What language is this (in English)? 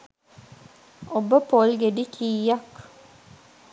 Sinhala